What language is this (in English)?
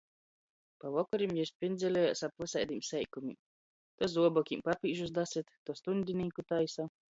Latgalian